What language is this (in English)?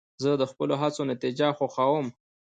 Pashto